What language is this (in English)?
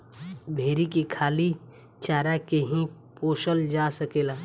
Bhojpuri